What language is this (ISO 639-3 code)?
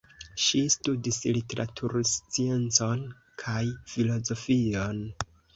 epo